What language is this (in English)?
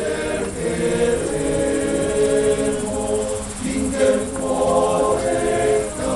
Ukrainian